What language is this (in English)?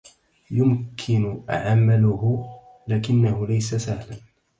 Arabic